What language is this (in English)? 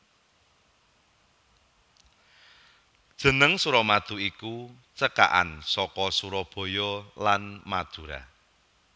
Javanese